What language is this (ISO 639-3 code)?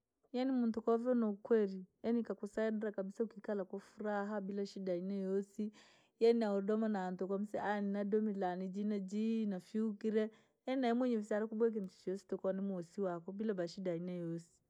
lag